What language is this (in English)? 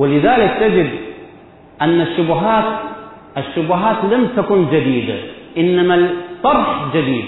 Arabic